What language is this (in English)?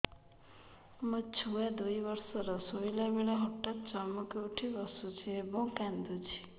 Odia